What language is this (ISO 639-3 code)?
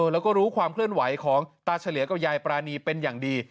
tha